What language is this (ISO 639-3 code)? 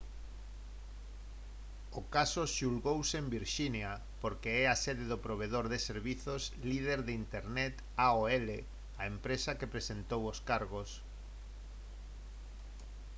glg